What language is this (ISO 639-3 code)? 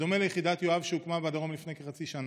heb